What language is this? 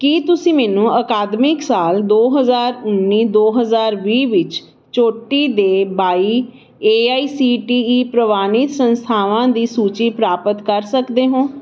Punjabi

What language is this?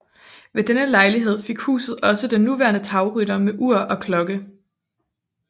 Danish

